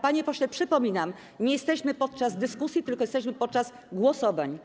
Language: Polish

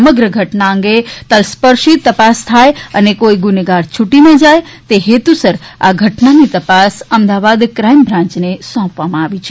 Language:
Gujarati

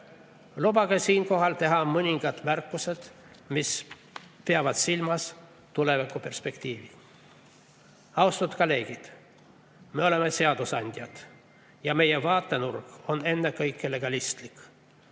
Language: Estonian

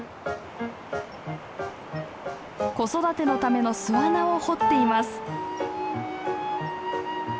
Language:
Japanese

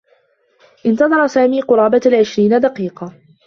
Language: Arabic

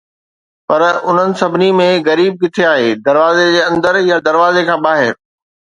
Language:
Sindhi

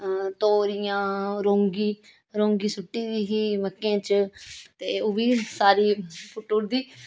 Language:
Dogri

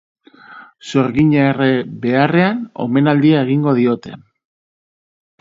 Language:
Basque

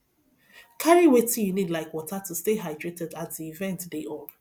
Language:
Nigerian Pidgin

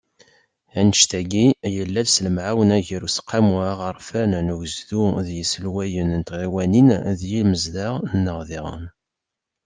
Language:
Kabyle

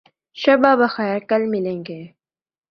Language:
Urdu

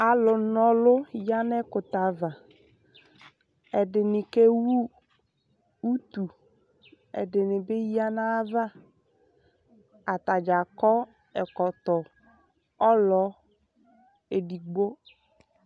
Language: Ikposo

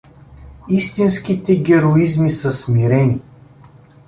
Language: Bulgarian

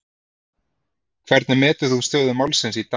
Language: Icelandic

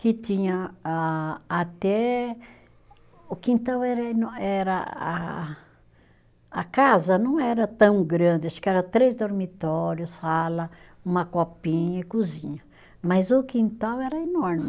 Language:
Portuguese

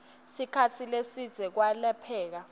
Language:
Swati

